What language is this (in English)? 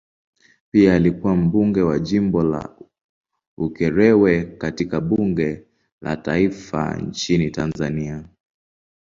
Swahili